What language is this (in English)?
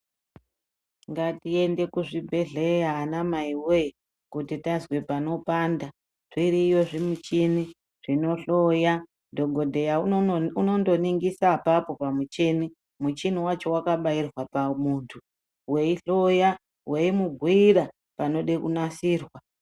Ndau